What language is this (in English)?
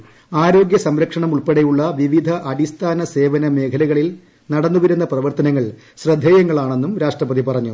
Malayalam